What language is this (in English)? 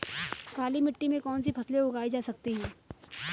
Hindi